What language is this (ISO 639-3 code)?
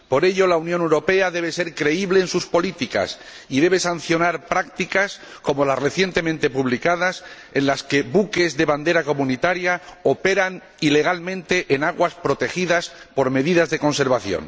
spa